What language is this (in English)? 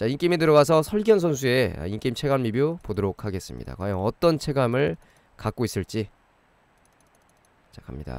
Korean